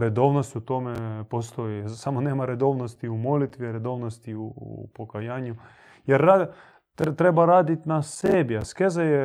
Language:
Croatian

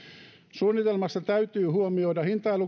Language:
Finnish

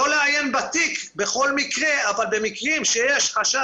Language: Hebrew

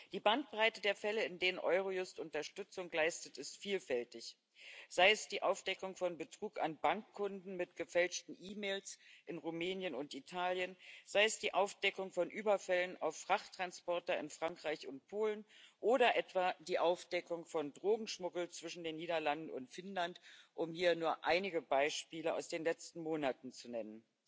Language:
German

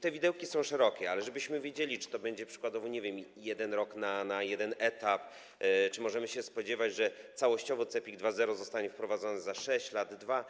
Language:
Polish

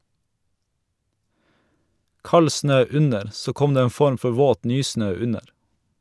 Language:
Norwegian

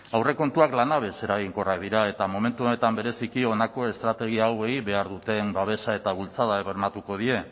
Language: Basque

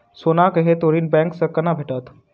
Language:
Maithili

